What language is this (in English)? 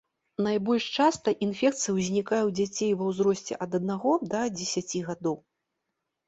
Belarusian